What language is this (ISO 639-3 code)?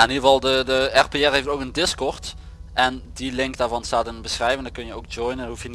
nld